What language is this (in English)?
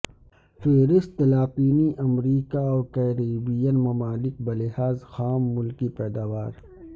Urdu